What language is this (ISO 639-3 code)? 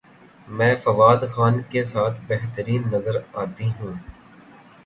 urd